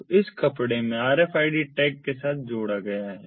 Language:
Hindi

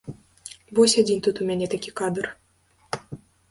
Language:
Belarusian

